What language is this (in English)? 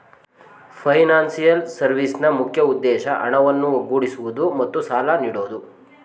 Kannada